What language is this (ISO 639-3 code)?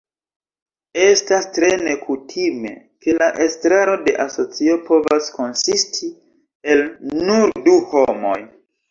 epo